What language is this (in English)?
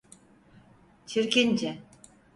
Turkish